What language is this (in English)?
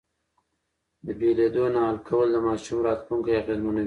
Pashto